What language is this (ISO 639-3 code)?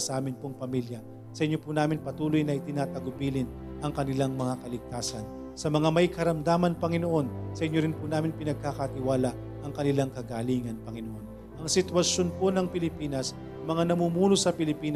fil